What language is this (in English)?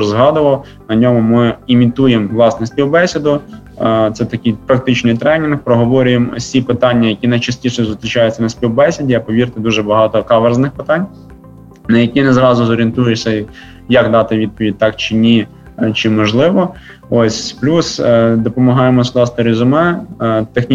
Ukrainian